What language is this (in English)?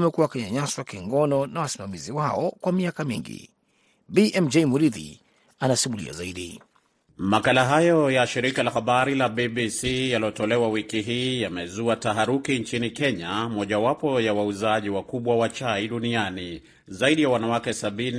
Swahili